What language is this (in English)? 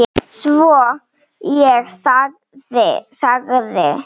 Icelandic